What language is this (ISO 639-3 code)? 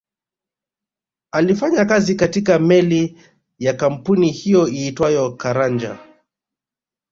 swa